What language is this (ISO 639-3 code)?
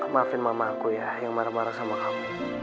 ind